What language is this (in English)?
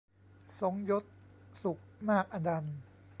Thai